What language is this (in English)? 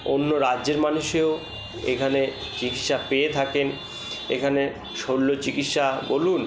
Bangla